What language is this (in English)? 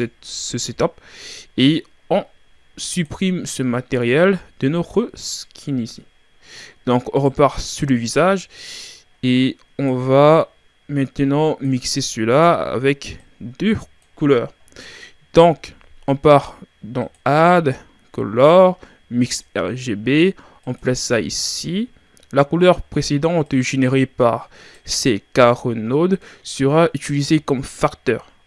French